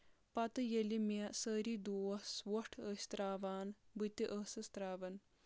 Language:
Kashmiri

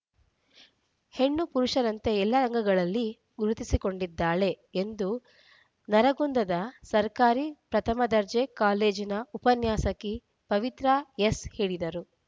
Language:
Kannada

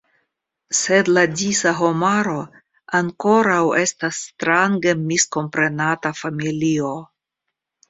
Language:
Esperanto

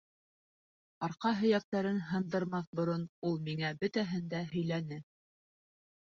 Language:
Bashkir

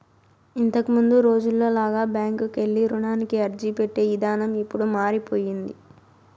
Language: Telugu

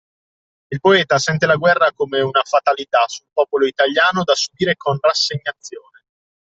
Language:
Italian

